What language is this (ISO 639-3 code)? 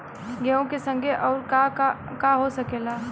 bho